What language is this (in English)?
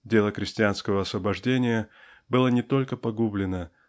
Russian